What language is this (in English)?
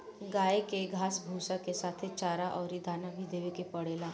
Bhojpuri